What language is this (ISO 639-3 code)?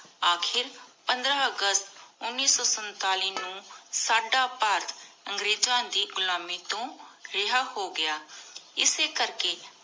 pan